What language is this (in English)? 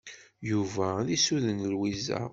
Kabyle